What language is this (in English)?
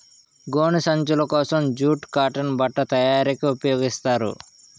Telugu